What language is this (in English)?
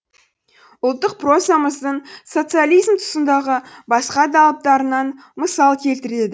Kazakh